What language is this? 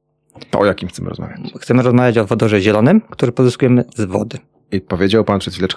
Polish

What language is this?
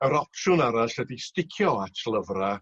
Welsh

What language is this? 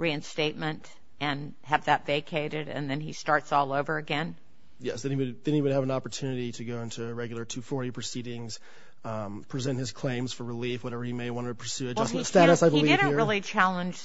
English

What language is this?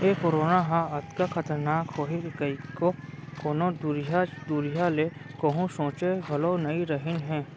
Chhattisgarhi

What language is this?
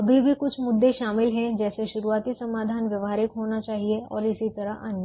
Hindi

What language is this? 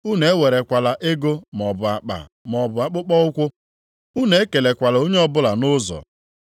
Igbo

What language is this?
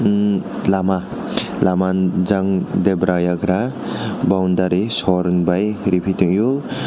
Kok Borok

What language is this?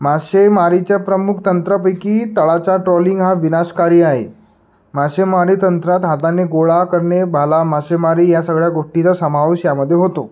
Marathi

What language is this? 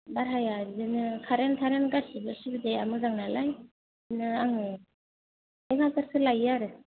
Bodo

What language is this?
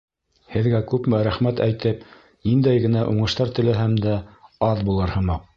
Bashkir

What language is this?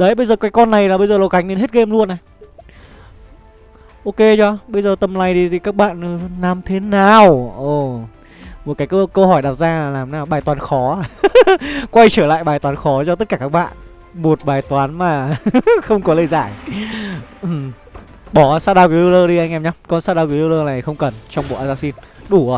Vietnamese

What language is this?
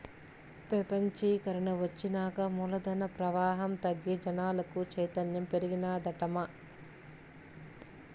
Telugu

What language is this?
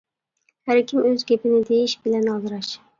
Uyghur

